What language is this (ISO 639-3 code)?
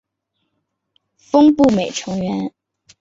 zho